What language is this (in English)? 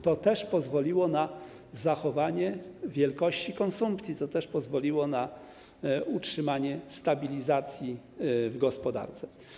Polish